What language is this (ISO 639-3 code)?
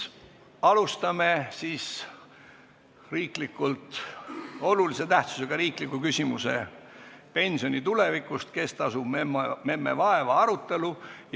est